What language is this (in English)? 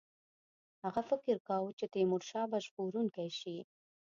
Pashto